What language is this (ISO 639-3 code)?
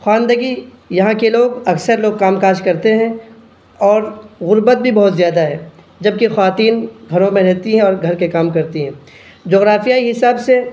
urd